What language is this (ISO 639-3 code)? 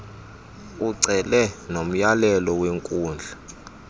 xho